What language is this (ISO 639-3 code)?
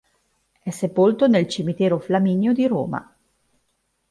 ita